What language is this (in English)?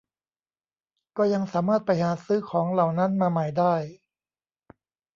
Thai